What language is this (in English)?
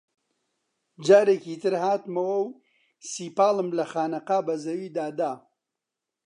Central Kurdish